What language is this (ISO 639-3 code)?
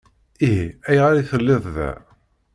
kab